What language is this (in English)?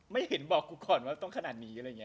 Thai